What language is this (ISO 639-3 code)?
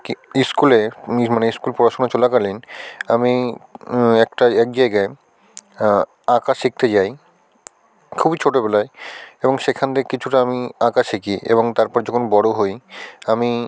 ben